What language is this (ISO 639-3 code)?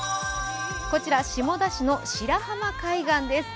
jpn